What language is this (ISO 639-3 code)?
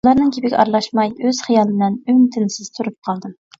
uig